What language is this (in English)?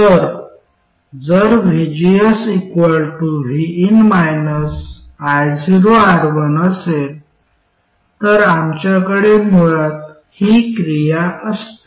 Marathi